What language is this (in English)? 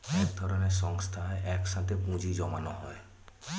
Bangla